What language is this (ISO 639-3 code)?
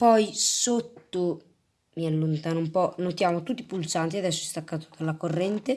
ita